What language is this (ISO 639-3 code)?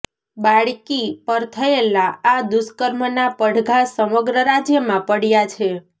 guj